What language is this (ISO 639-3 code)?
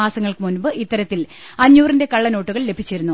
mal